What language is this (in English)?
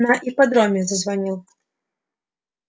Russian